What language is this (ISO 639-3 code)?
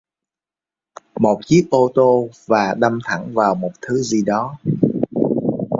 vie